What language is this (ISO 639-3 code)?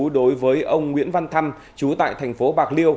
vie